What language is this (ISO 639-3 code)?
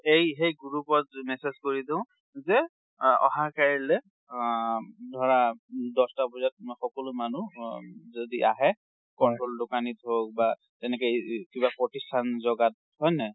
asm